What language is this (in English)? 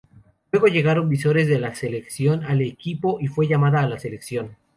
Spanish